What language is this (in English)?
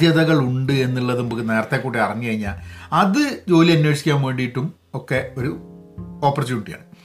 Malayalam